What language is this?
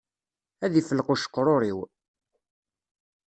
Kabyle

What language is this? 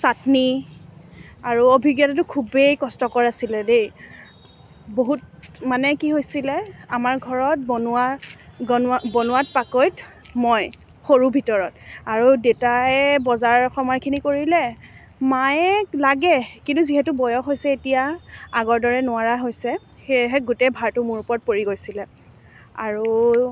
Assamese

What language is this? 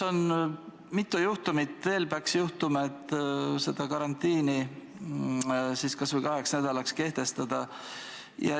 Estonian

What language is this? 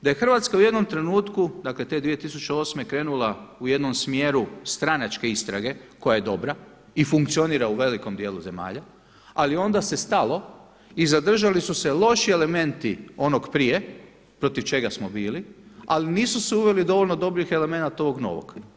Croatian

